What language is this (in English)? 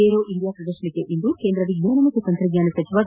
Kannada